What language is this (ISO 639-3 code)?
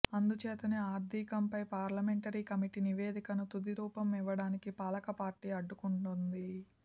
tel